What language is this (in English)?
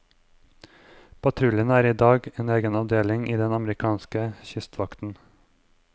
Norwegian